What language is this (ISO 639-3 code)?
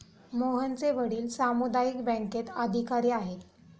mar